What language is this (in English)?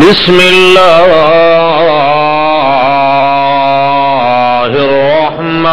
Arabic